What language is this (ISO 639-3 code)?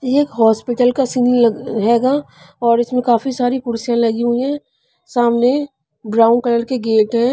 hin